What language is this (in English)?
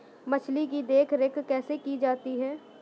Hindi